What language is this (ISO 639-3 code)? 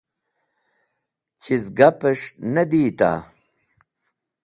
wbl